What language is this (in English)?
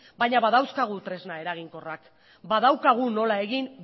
Basque